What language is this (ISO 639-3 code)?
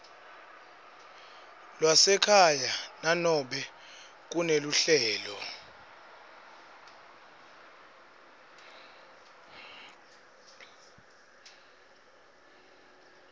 ssw